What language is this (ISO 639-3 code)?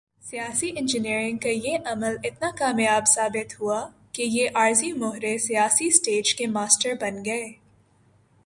urd